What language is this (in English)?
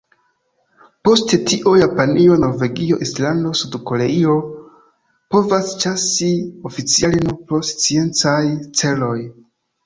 Esperanto